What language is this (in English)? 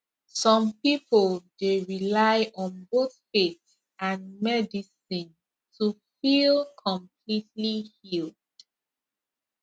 Nigerian Pidgin